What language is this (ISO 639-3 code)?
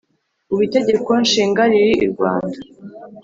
kin